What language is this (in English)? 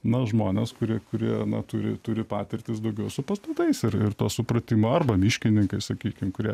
Lithuanian